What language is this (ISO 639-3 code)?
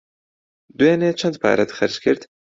ckb